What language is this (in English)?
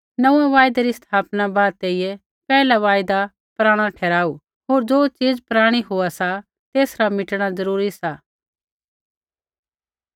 Kullu Pahari